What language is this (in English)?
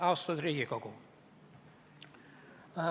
Estonian